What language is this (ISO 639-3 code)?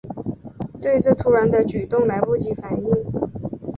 zho